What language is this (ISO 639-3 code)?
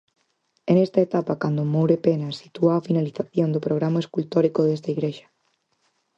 glg